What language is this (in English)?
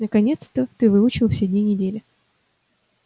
Russian